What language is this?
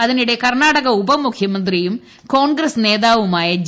Malayalam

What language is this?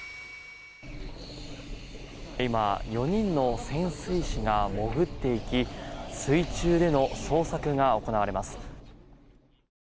Japanese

